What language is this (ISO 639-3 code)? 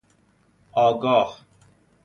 fas